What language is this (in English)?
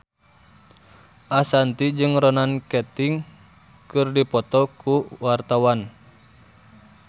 Sundanese